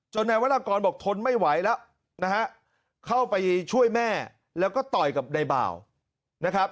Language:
Thai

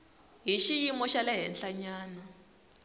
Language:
Tsonga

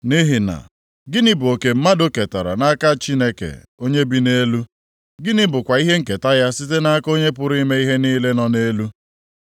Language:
Igbo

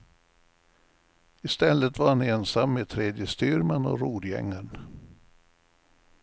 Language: Swedish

